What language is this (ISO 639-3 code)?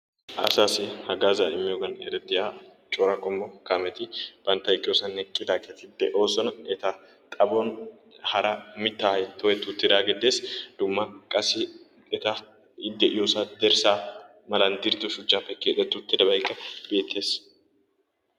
wal